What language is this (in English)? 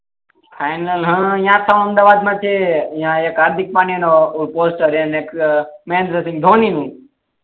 Gujarati